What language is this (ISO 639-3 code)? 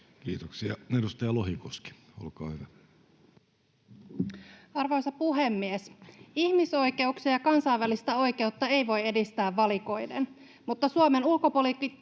fin